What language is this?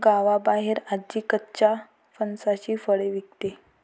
Marathi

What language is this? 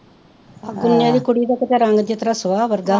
Punjabi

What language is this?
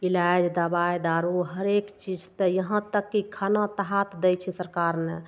Maithili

